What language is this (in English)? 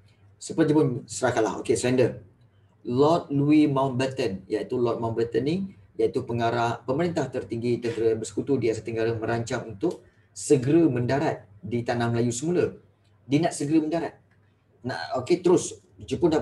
Malay